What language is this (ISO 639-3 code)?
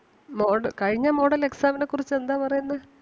mal